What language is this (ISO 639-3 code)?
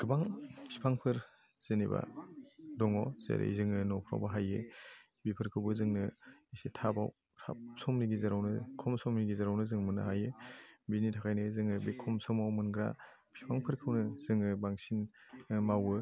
brx